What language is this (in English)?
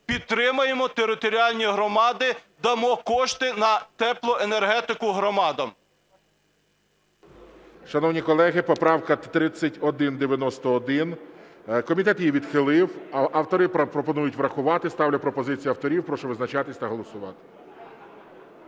Ukrainian